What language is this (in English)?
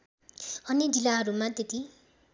Nepali